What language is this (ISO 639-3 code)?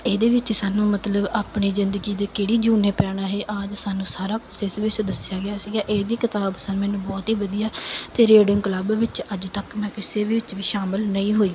pan